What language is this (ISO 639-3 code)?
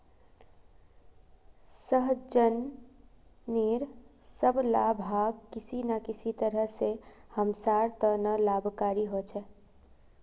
mag